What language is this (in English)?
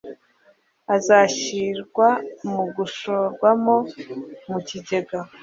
Kinyarwanda